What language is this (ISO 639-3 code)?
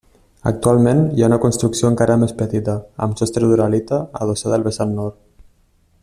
cat